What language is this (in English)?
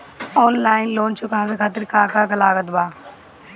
Bhojpuri